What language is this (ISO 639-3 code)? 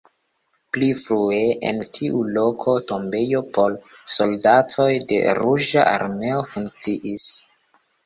epo